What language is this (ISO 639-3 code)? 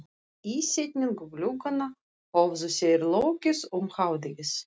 isl